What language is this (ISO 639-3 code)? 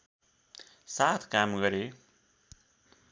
nep